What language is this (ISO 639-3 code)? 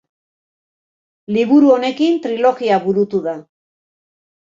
eus